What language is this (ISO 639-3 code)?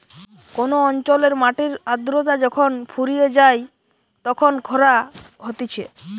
ben